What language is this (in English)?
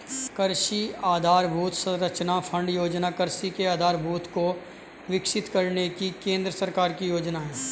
Hindi